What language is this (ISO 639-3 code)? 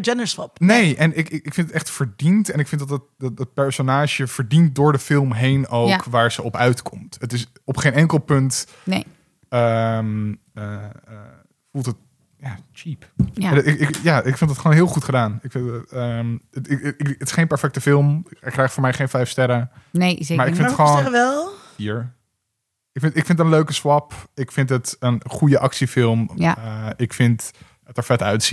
nld